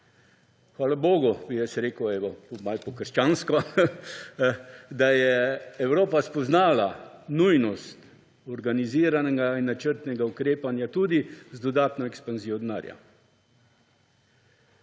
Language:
Slovenian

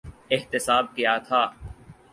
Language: Urdu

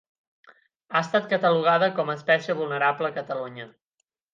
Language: Catalan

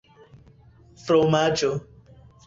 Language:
Esperanto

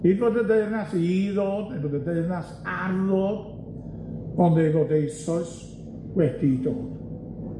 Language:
Welsh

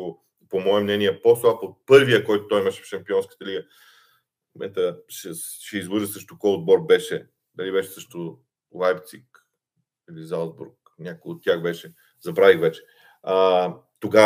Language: Bulgarian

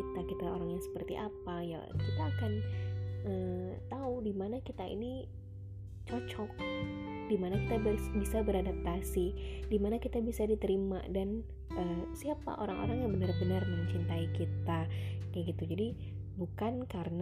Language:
Indonesian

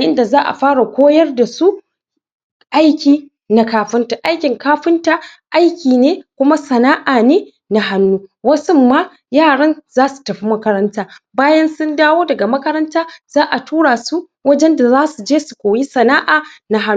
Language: Hausa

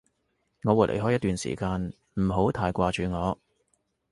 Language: Cantonese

